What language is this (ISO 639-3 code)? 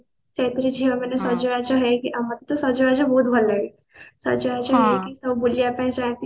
ori